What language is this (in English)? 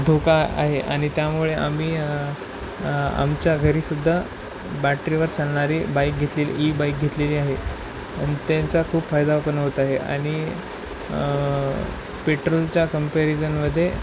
Marathi